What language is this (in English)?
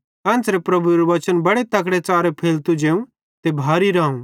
Bhadrawahi